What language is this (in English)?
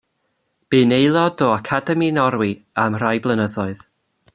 Welsh